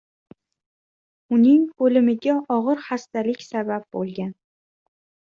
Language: Uzbek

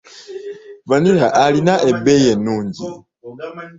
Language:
Ganda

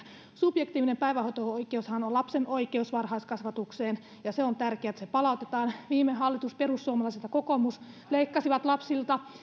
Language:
Finnish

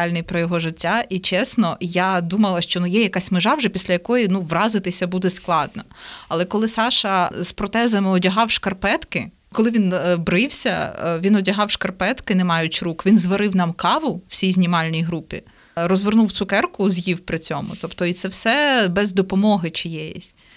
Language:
Ukrainian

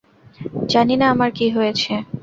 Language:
Bangla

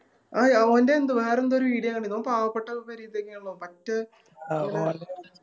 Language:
Malayalam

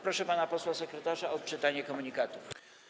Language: Polish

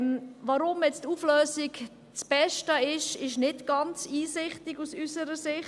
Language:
Swiss German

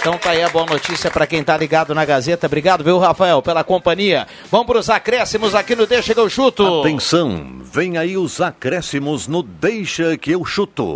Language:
Portuguese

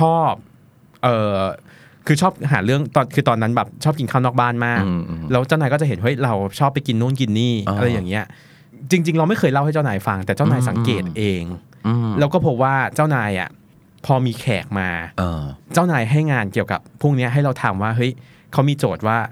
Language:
Thai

